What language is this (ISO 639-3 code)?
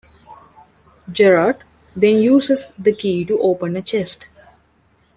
eng